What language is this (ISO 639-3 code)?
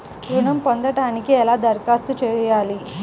tel